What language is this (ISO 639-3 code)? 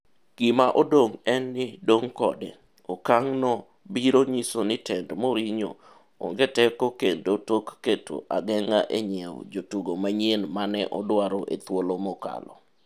luo